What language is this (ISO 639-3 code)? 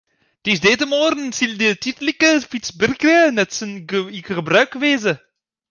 fry